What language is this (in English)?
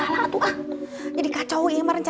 Indonesian